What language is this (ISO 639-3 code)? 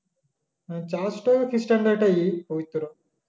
ben